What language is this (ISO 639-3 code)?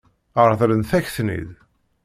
kab